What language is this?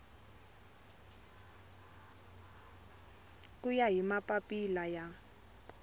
Tsonga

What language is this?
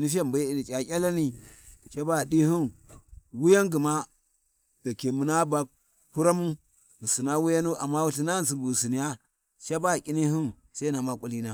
Warji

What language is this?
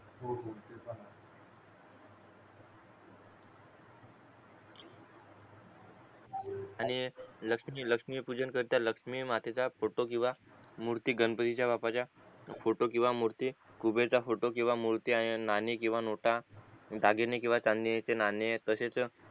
Marathi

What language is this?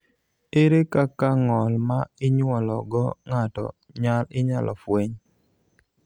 Luo (Kenya and Tanzania)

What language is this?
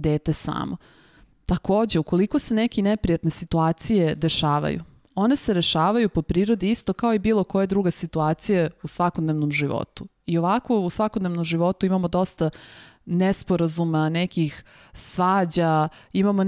Slovak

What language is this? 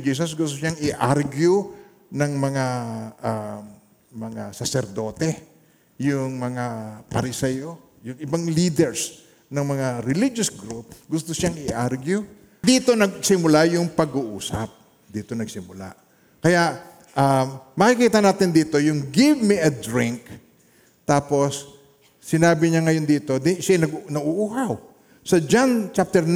Filipino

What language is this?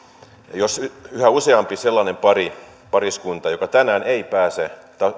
Finnish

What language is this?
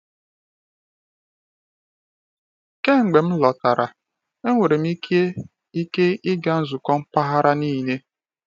Igbo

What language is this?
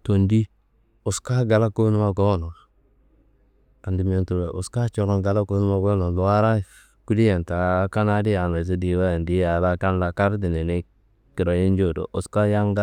Kanembu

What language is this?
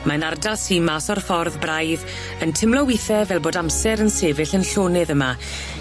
Welsh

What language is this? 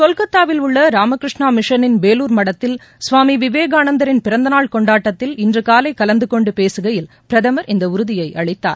Tamil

